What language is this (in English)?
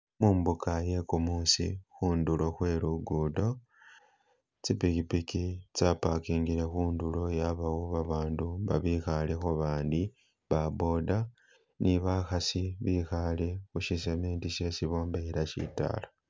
Masaaba